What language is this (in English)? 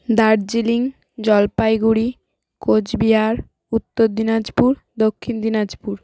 Bangla